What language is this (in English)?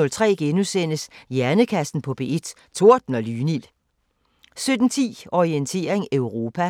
Danish